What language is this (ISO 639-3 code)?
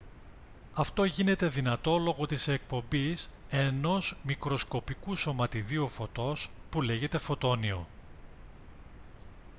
ell